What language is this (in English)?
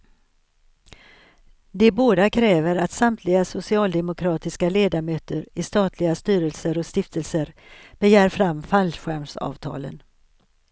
Swedish